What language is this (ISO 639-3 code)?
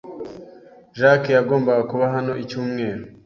kin